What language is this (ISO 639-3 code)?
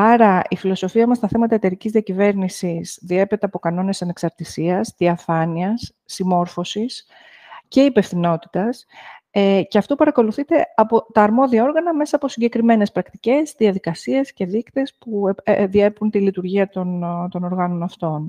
ell